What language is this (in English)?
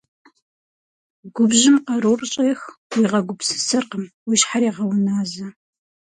Kabardian